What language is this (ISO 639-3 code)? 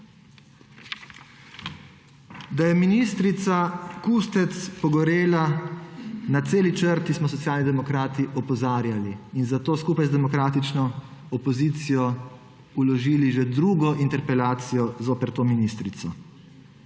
slv